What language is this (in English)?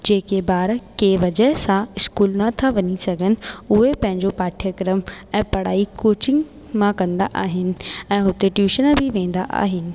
Sindhi